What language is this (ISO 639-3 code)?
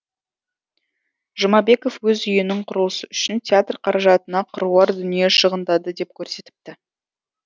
kaz